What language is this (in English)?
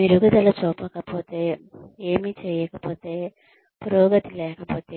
Telugu